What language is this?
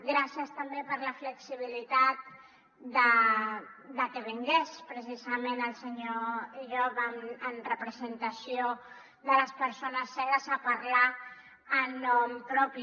Catalan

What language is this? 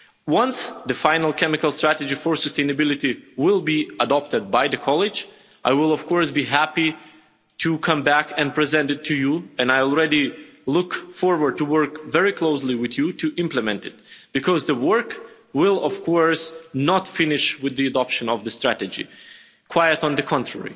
English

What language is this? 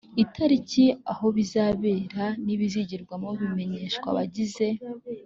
Kinyarwanda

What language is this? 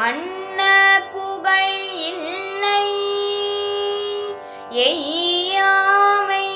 Tamil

